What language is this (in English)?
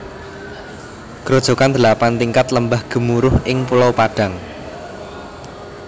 Javanese